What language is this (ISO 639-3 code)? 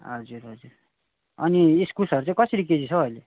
nep